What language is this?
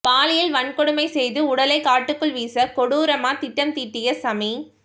Tamil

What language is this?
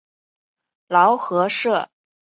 Chinese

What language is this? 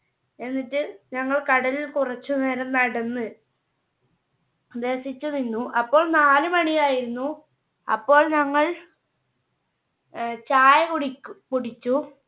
Malayalam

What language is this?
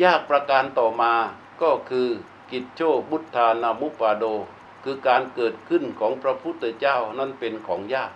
Thai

